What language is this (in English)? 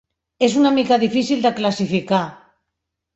Catalan